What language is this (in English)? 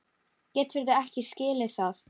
Icelandic